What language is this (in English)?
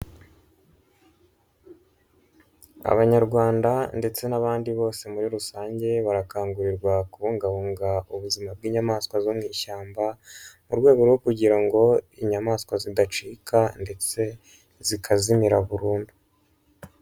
Kinyarwanda